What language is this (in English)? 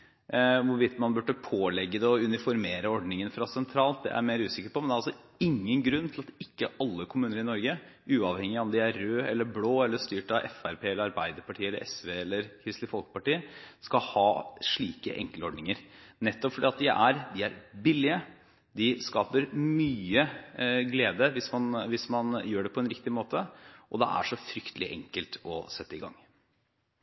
Norwegian Bokmål